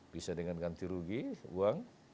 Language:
Indonesian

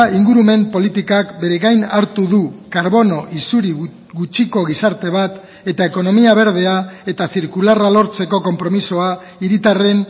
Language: Basque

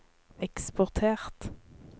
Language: Norwegian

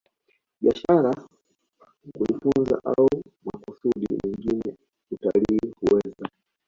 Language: Swahili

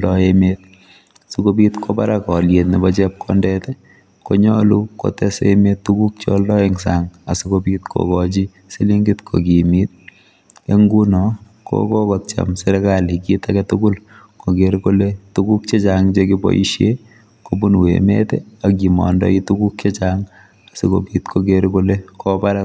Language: Kalenjin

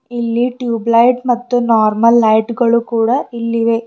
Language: Kannada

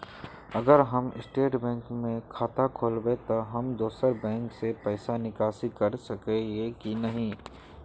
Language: Magahi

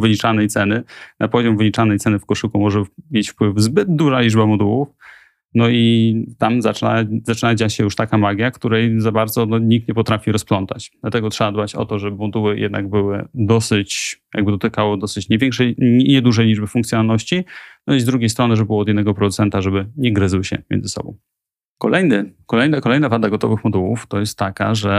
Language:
Polish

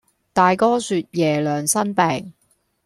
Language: Cantonese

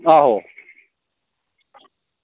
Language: Dogri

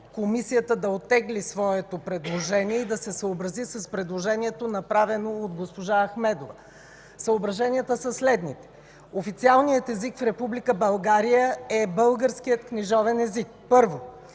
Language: Bulgarian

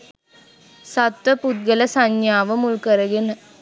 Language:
Sinhala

